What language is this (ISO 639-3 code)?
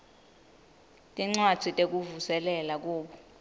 ssw